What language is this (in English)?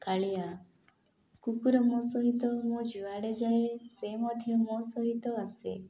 Odia